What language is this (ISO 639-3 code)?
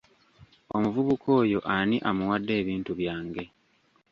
lug